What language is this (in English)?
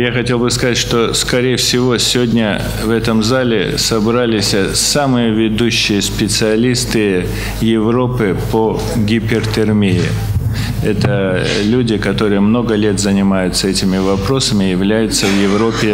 Russian